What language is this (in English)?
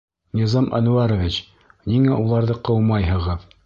Bashkir